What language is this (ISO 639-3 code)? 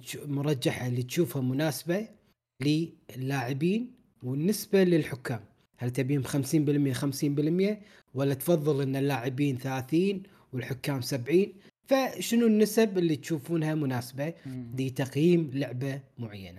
ara